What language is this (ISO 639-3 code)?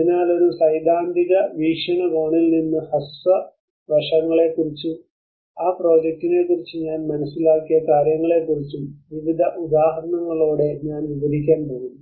mal